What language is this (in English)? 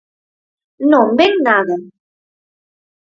Galician